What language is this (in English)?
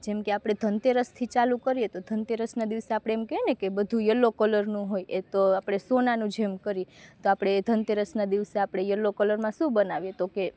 Gujarati